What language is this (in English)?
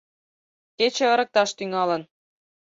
Mari